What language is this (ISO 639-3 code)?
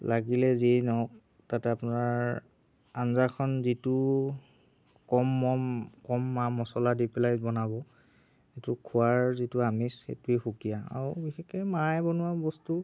asm